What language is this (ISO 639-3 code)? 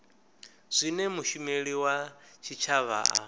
ven